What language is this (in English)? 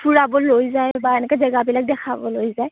Assamese